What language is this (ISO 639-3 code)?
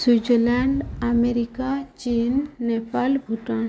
ori